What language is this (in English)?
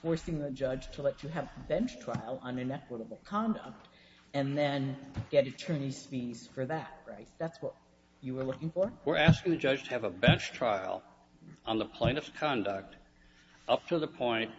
English